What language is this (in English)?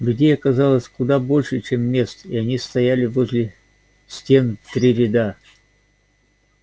Russian